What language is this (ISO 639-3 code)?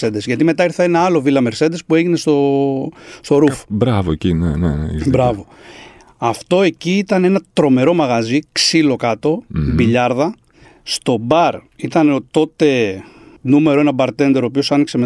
ell